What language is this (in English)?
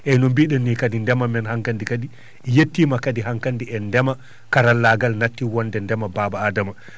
Fula